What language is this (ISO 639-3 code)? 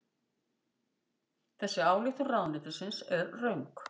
isl